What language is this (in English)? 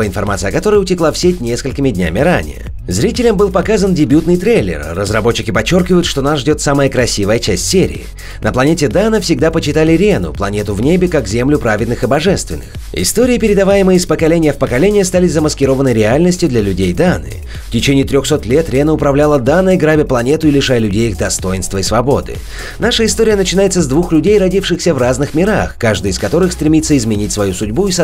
Russian